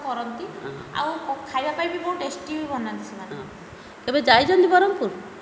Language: Odia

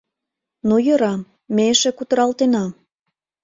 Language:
Mari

